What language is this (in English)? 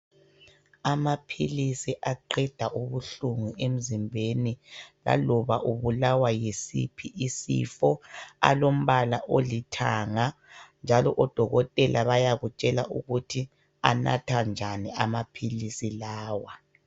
North Ndebele